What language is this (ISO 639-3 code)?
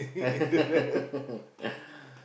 eng